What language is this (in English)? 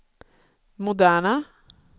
Swedish